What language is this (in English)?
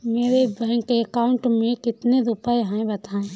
Hindi